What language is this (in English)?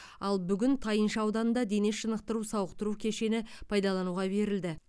Kazakh